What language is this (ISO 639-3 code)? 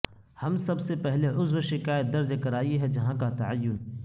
urd